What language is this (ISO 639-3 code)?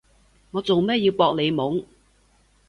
yue